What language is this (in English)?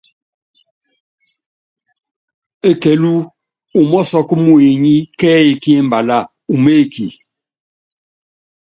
Yangben